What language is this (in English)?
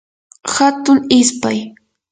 Yanahuanca Pasco Quechua